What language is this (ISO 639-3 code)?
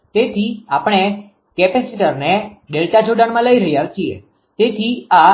guj